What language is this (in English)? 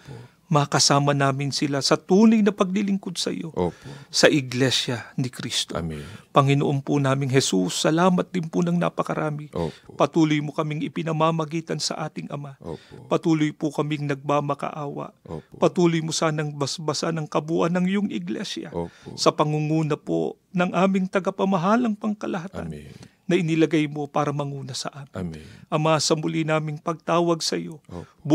Filipino